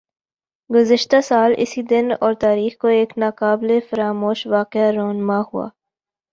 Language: Urdu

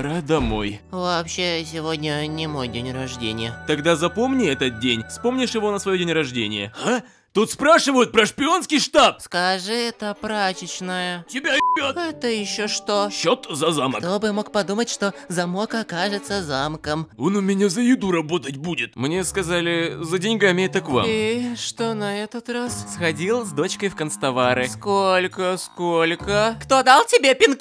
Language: Russian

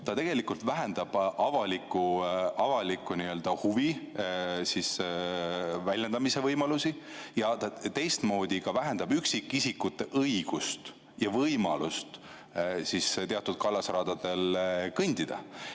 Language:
Estonian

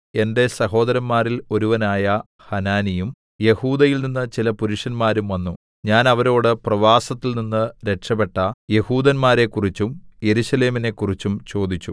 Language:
Malayalam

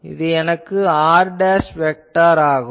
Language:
Tamil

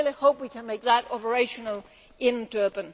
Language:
English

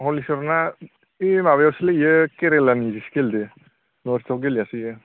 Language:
Bodo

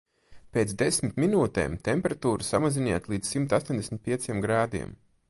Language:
Latvian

